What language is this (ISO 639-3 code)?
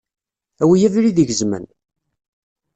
kab